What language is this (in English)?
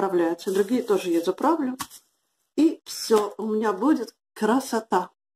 Russian